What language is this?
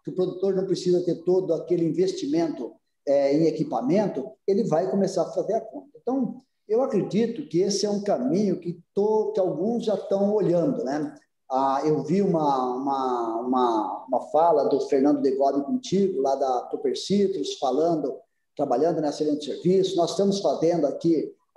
Portuguese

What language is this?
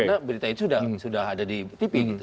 Indonesian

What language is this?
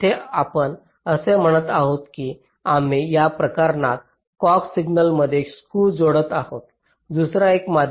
Marathi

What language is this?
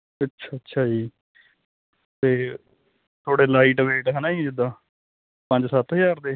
Punjabi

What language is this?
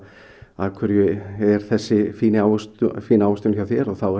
Icelandic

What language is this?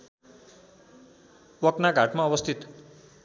Nepali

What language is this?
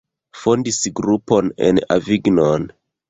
Esperanto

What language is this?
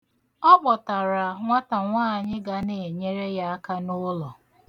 Igbo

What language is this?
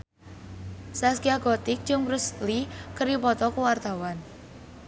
Sundanese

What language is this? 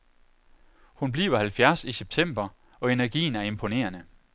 Danish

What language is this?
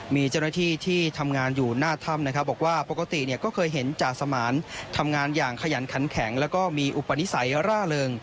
Thai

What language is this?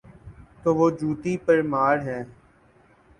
Urdu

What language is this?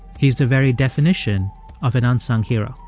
English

